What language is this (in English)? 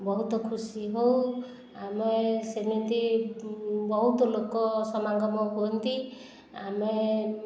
Odia